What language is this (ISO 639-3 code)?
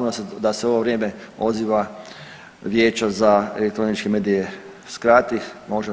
hrv